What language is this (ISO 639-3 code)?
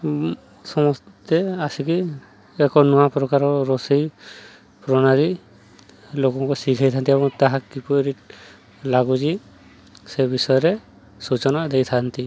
ori